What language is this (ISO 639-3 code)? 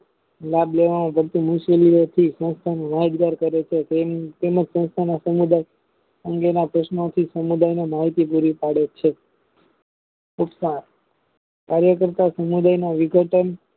guj